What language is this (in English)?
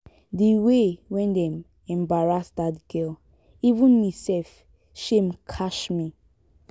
Nigerian Pidgin